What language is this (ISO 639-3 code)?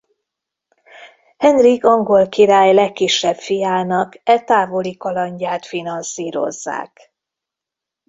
hun